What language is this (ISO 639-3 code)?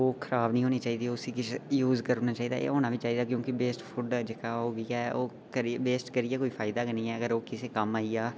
doi